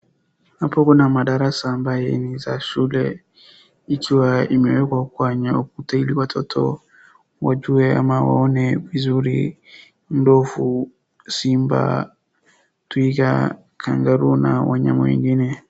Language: Swahili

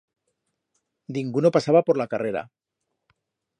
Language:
Aragonese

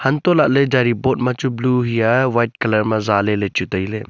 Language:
Wancho Naga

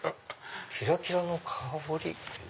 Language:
Japanese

